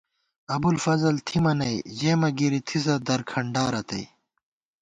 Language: Gawar-Bati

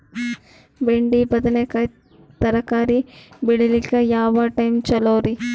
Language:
Kannada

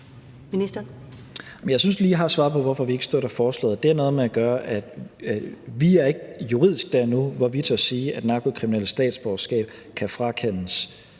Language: Danish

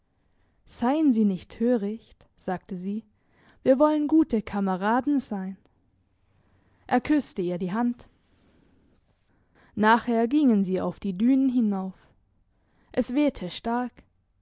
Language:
German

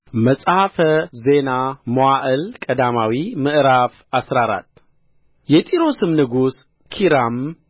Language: Amharic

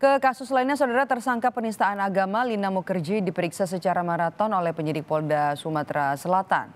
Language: Indonesian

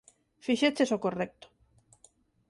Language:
Galician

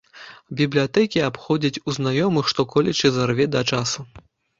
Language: Belarusian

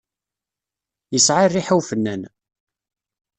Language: Kabyle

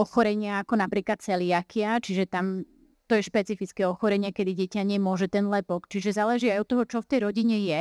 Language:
Slovak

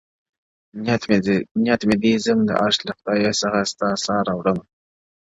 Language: Pashto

